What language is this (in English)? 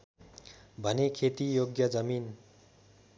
Nepali